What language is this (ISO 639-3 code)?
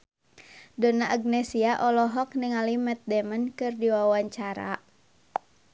sun